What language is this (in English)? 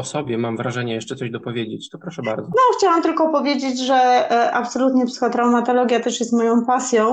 Polish